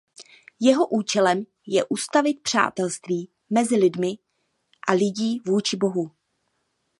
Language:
Czech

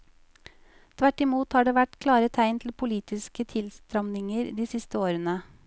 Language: Norwegian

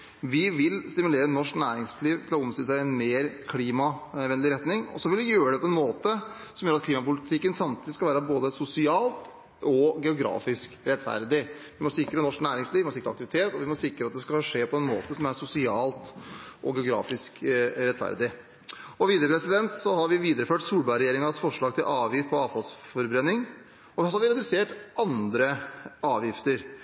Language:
Norwegian Bokmål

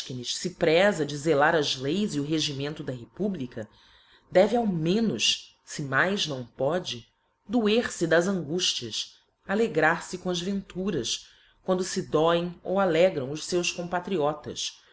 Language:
Portuguese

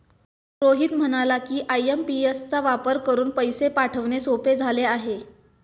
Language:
Marathi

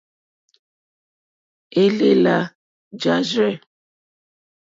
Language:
Mokpwe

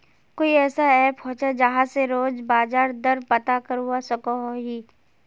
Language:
Magahi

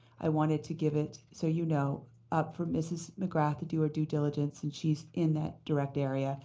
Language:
English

